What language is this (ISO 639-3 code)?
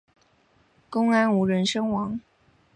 zho